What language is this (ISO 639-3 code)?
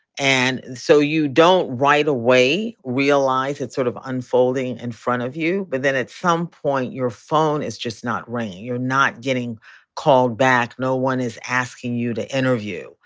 eng